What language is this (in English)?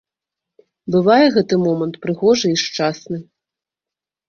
Belarusian